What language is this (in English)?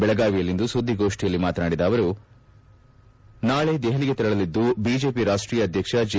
Kannada